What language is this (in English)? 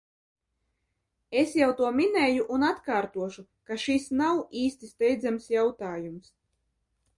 Latvian